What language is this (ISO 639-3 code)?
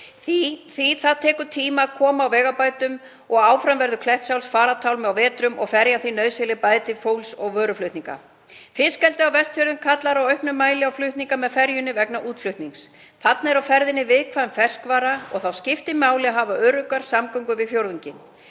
isl